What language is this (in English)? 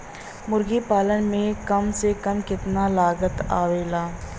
Bhojpuri